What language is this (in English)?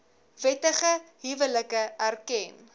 Afrikaans